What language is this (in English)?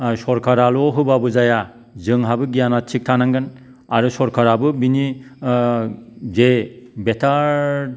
Bodo